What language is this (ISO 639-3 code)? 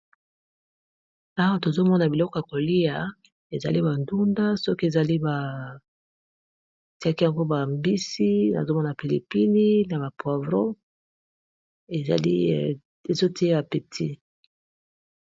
lin